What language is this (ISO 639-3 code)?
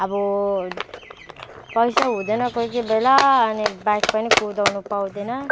nep